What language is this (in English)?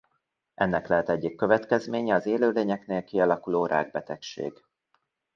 Hungarian